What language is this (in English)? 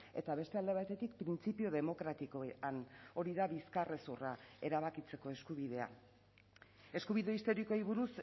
Basque